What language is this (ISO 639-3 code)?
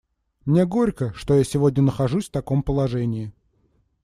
rus